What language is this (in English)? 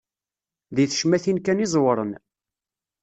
Kabyle